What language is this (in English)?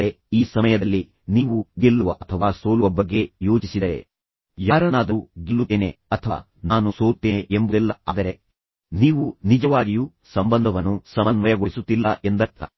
Kannada